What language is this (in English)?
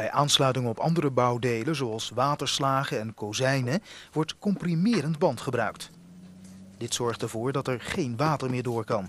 Dutch